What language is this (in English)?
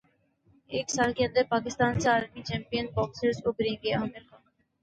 Urdu